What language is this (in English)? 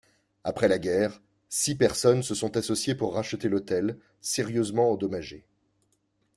French